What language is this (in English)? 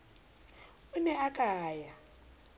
Southern Sotho